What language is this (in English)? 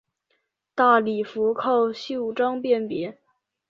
Chinese